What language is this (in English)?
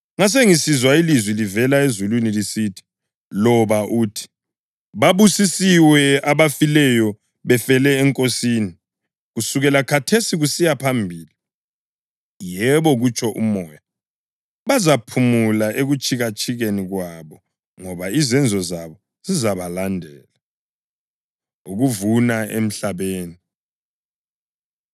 North Ndebele